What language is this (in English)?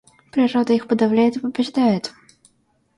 Russian